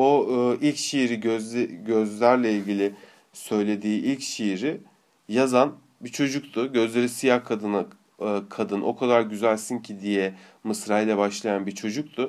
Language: Turkish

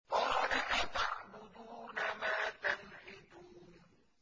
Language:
Arabic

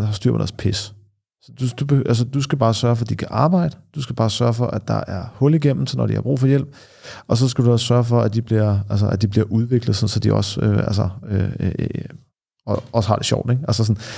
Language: Danish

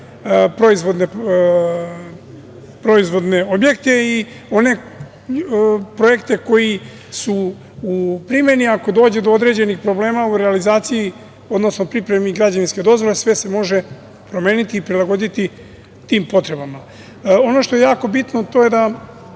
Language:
Serbian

